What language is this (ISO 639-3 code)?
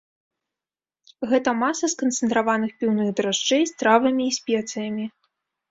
bel